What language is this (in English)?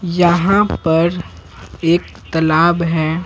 Hindi